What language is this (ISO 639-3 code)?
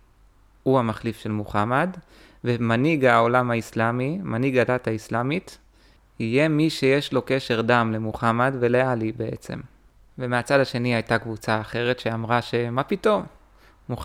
heb